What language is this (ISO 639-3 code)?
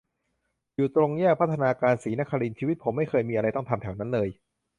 tha